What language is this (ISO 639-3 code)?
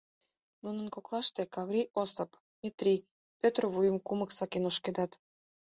chm